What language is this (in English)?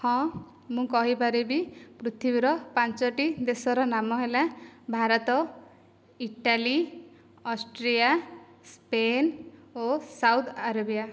Odia